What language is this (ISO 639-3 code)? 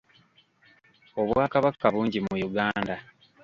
lug